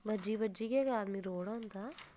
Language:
Dogri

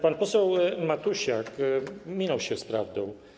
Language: Polish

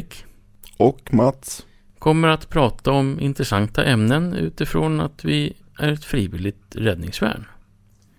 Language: Swedish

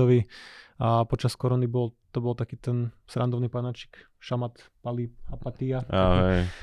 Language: Slovak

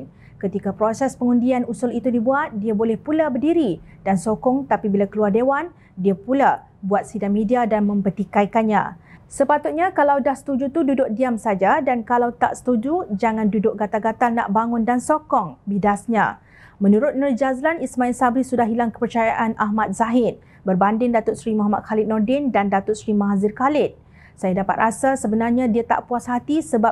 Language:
Malay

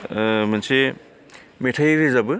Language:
Bodo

